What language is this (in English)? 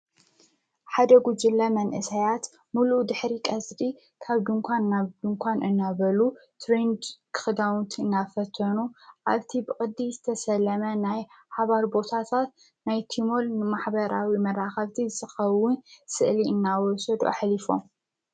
Tigrinya